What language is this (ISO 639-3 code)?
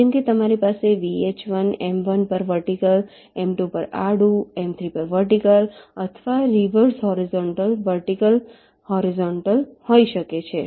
guj